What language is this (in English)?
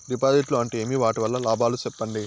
Telugu